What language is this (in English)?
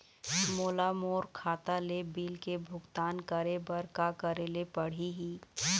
Chhattisgarhi